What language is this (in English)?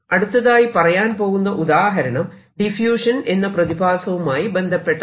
Malayalam